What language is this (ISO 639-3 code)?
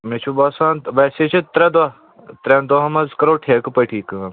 kas